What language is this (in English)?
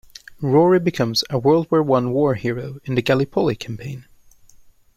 English